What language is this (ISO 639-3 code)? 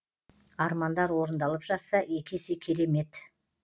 kaz